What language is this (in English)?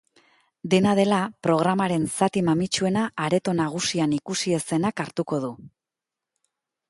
Basque